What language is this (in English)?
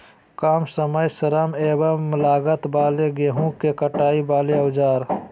Magahi